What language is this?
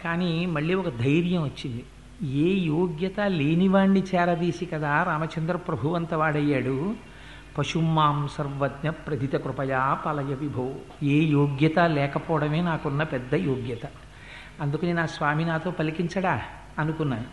Telugu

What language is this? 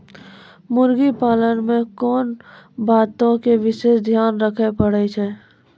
Maithili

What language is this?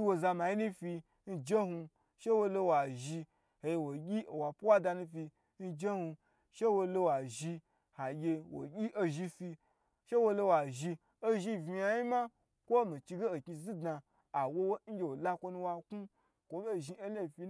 Gbagyi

